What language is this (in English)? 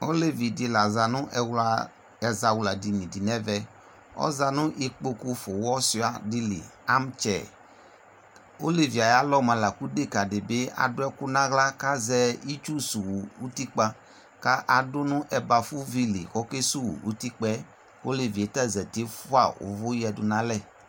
Ikposo